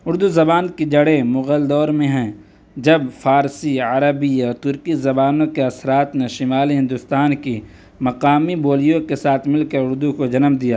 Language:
Urdu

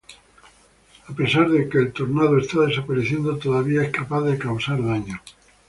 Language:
Spanish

